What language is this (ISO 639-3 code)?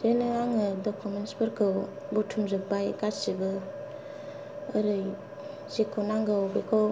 brx